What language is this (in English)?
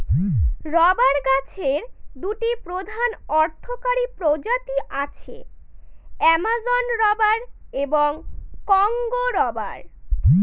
Bangla